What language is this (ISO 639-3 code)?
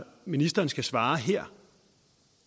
dan